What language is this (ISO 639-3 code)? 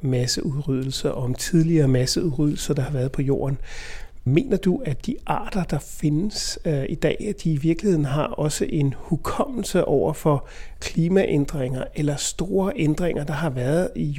dan